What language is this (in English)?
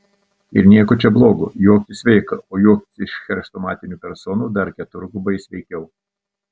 Lithuanian